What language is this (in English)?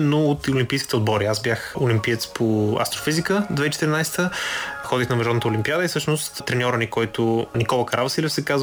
Bulgarian